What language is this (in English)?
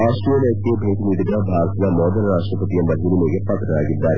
Kannada